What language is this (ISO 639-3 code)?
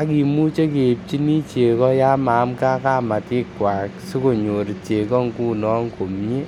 kln